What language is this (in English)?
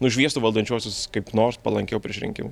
Lithuanian